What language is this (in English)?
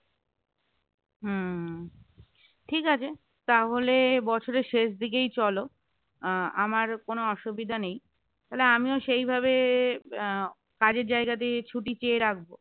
Bangla